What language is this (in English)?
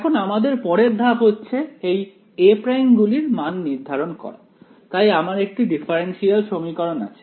Bangla